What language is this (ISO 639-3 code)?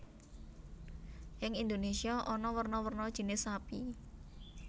jav